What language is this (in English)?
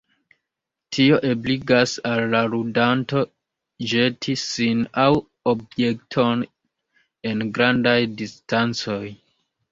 Esperanto